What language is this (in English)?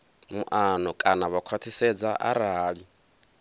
Venda